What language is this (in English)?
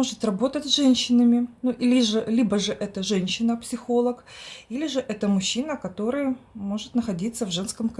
Russian